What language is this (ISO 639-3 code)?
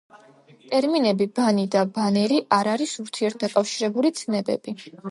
kat